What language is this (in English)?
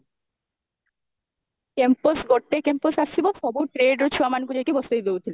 Odia